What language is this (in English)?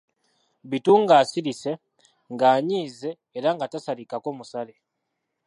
Ganda